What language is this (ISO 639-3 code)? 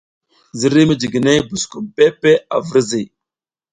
giz